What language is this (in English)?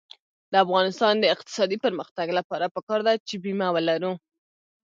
Pashto